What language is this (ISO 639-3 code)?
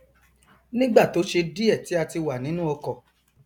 yor